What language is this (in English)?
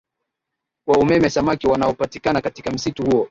Swahili